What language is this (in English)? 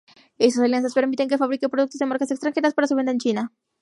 Spanish